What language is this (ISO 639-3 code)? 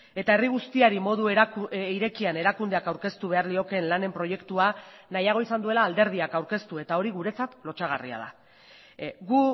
eus